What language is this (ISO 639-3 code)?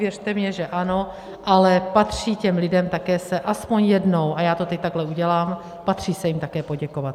ces